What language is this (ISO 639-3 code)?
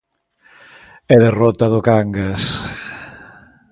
glg